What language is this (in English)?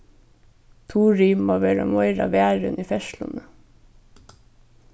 Faroese